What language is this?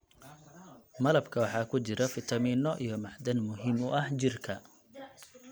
Somali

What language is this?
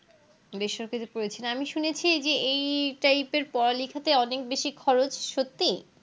Bangla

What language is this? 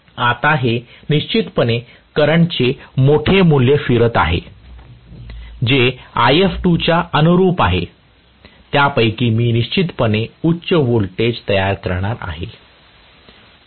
Marathi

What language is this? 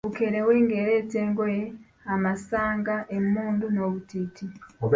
Ganda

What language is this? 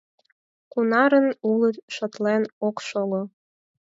Mari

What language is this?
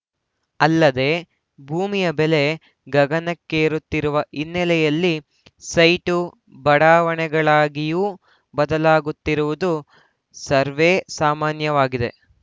Kannada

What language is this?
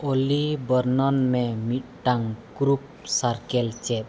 Santali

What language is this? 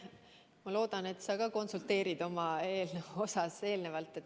Estonian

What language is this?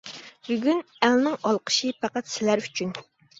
Uyghur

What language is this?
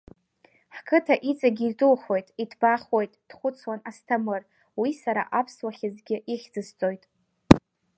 Abkhazian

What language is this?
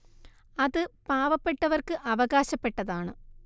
Malayalam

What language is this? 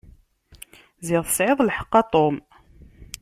Kabyle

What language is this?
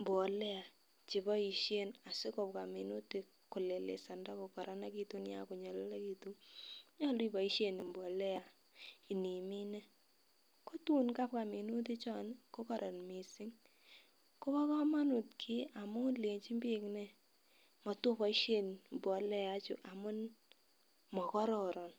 Kalenjin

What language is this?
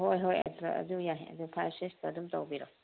Manipuri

